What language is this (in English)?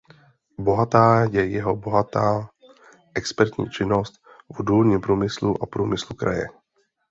Czech